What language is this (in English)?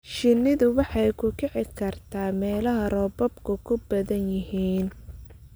Somali